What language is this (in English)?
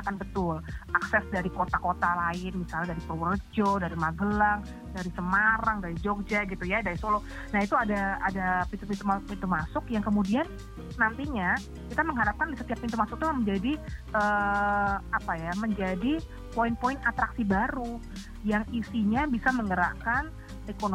Indonesian